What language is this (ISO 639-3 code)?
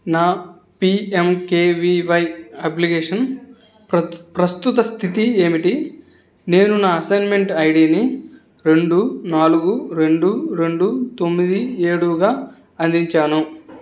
tel